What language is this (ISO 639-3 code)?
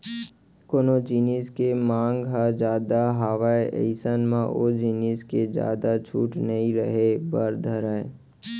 hne